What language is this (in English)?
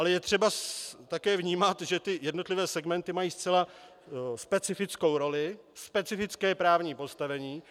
Czech